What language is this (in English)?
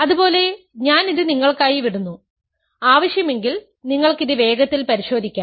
Malayalam